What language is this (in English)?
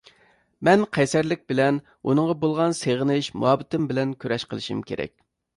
Uyghur